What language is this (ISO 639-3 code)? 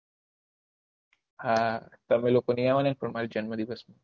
guj